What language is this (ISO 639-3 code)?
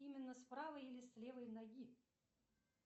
rus